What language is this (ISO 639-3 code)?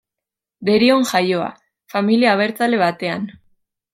eus